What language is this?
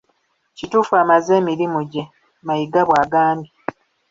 Ganda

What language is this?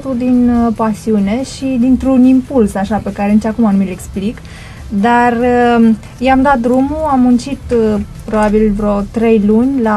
Romanian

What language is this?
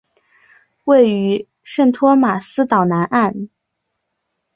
Chinese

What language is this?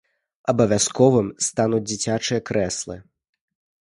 Belarusian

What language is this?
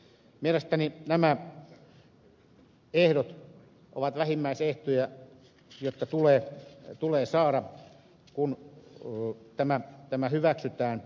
Finnish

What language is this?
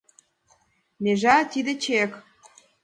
Mari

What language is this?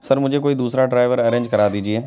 Urdu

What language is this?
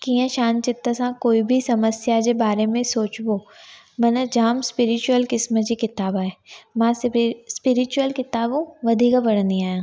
Sindhi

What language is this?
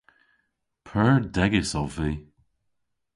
Cornish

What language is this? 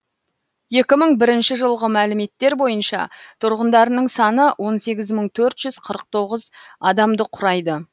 Kazakh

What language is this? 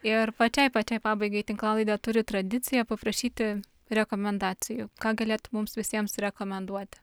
Lithuanian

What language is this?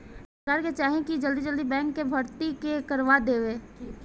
Bhojpuri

